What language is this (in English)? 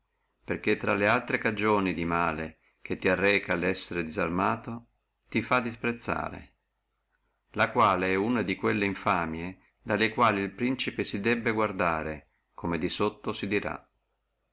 Italian